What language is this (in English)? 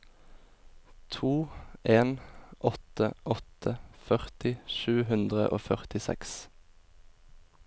Norwegian